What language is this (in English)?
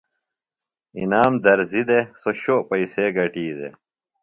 Phalura